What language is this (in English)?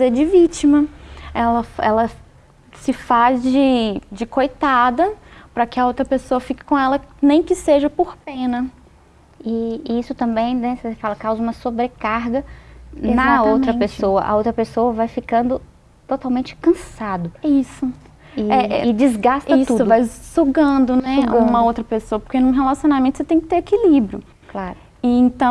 Portuguese